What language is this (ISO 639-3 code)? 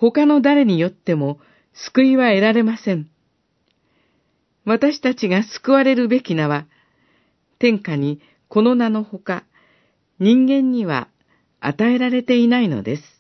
jpn